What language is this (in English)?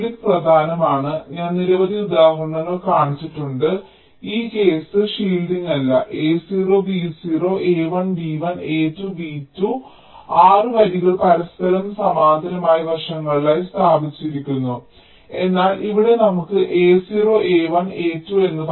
Malayalam